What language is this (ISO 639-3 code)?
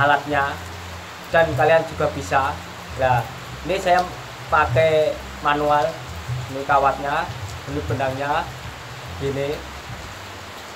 ind